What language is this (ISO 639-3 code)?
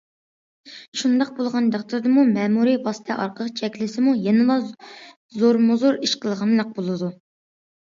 uig